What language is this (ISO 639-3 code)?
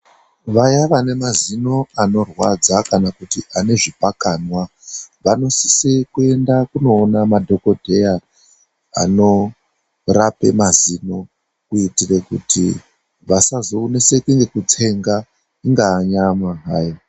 ndc